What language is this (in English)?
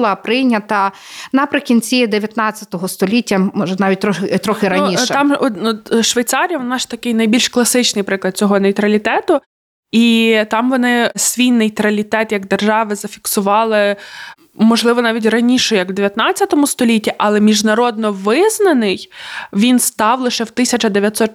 Ukrainian